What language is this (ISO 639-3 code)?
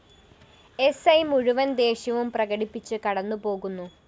mal